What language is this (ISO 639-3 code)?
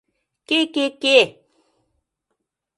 chm